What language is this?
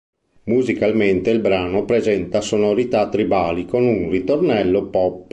Italian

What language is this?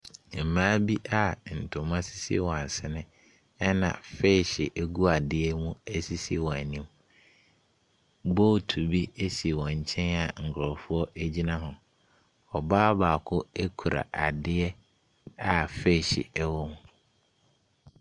Akan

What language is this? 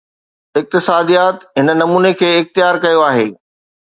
Sindhi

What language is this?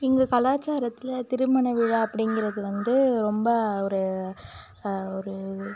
Tamil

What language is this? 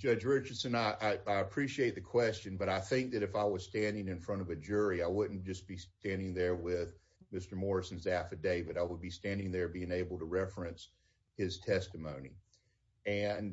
English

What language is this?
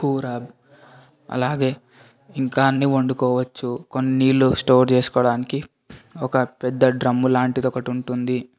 Telugu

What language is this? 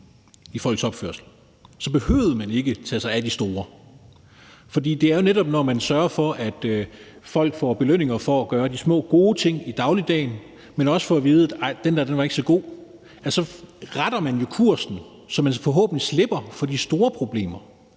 Danish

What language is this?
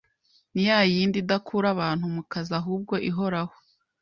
Kinyarwanda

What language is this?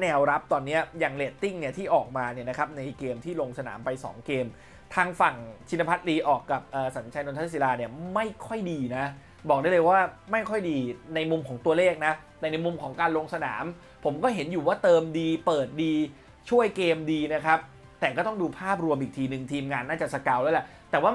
Thai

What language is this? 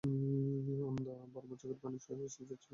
Bangla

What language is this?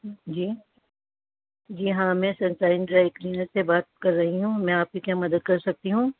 Urdu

